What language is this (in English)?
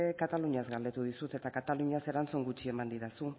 Basque